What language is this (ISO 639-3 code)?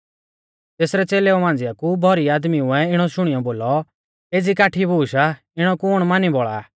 bfz